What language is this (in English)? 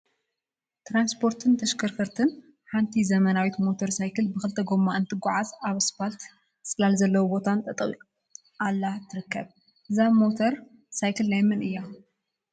Tigrinya